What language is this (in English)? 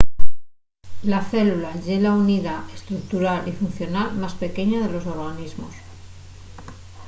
Asturian